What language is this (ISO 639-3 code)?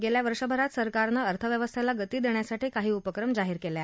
mar